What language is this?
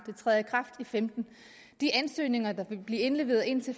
Danish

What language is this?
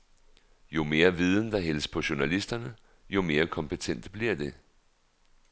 Danish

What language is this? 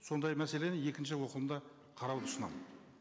Kazakh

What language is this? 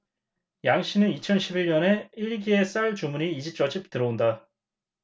Korean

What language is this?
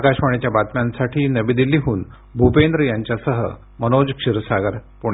Marathi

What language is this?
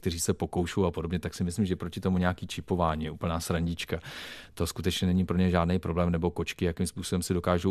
Czech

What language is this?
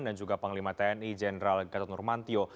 Indonesian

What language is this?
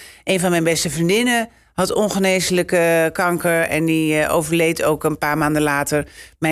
Dutch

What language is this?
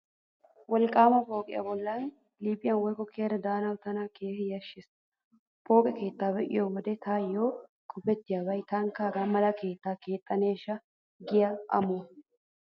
Wolaytta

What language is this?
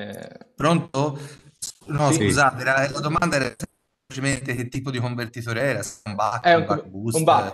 Italian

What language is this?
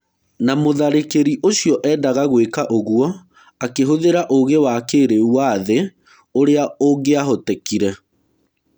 Kikuyu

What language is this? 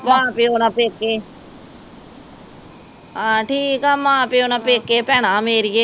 Punjabi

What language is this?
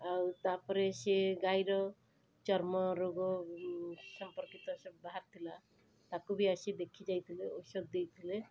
Odia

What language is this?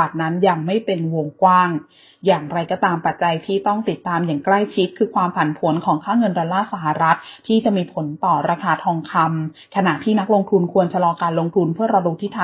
Thai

